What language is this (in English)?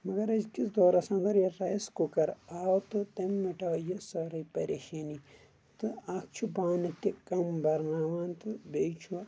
Kashmiri